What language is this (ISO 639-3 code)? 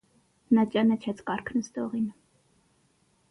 hye